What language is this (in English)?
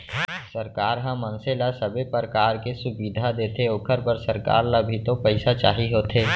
Chhattisgarhi